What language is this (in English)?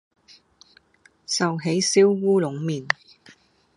Cantonese